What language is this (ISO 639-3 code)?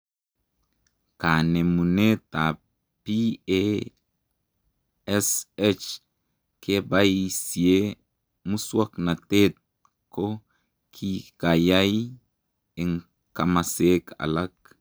kln